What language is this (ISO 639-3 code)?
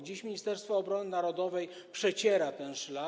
pol